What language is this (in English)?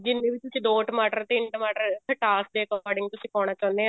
Punjabi